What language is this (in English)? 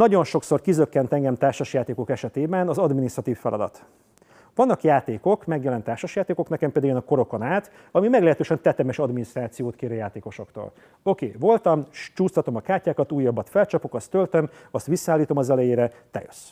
Hungarian